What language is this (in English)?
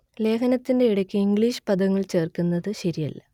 Malayalam